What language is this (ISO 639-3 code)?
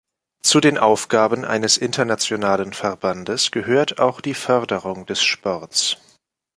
deu